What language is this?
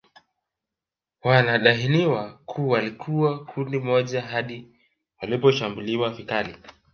Swahili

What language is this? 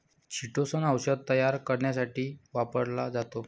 Marathi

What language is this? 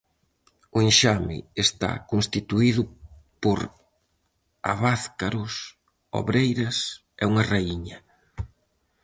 Galician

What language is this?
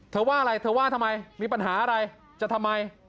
Thai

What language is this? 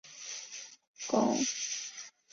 Chinese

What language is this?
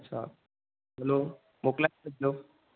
Sindhi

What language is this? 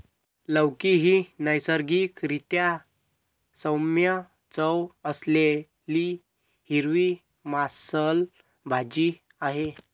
Marathi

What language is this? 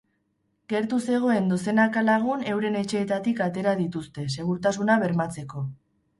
Basque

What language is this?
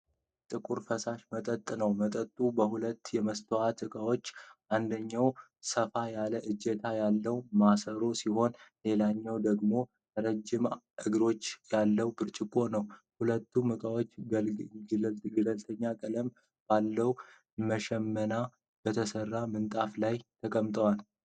Amharic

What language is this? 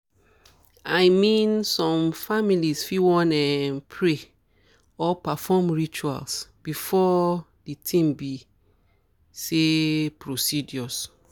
Nigerian Pidgin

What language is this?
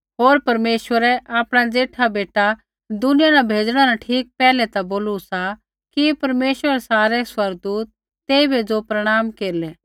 Kullu Pahari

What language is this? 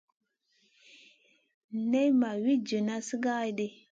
Masana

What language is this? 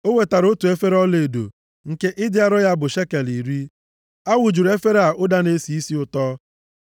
Igbo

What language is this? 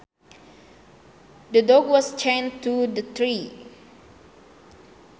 Sundanese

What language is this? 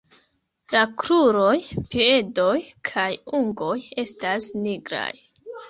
Esperanto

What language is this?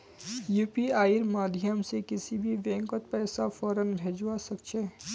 Magahi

